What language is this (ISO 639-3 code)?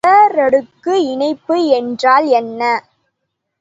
tam